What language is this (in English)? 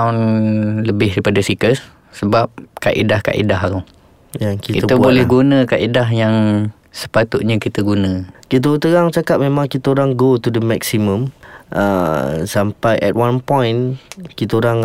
Malay